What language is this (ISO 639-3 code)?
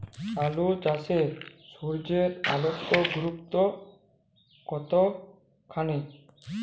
ben